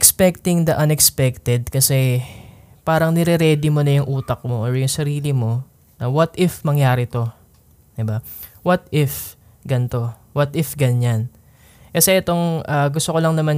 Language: Filipino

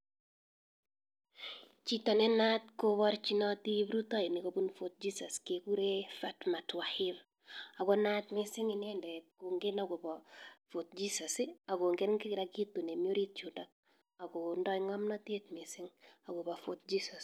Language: Kalenjin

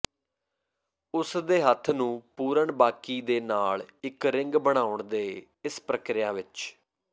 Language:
Punjabi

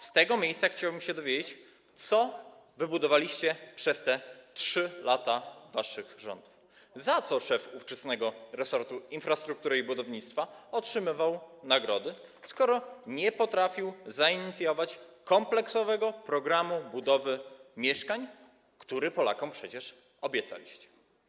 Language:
Polish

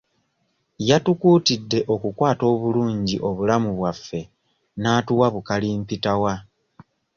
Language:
Ganda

